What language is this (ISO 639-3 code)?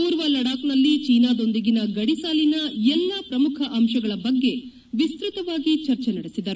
kan